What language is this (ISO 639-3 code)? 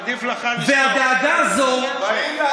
heb